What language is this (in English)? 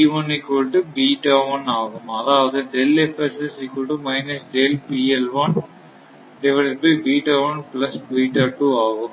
Tamil